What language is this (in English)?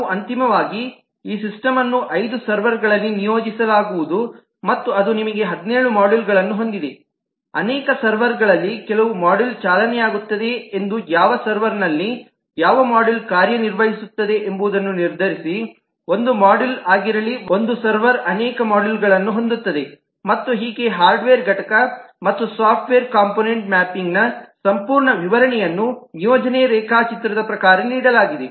Kannada